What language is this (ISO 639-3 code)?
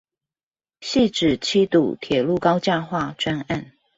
zho